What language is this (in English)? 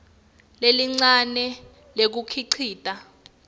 Swati